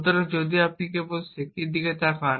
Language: Bangla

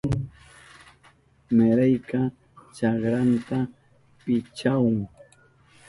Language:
Southern Pastaza Quechua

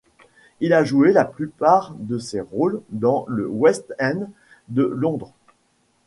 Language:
French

